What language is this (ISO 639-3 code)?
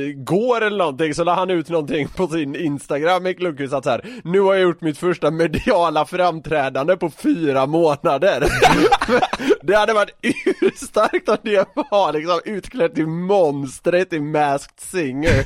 swe